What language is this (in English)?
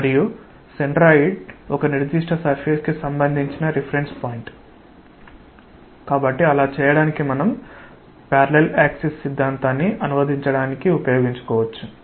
Telugu